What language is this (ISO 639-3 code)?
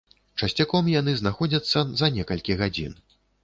bel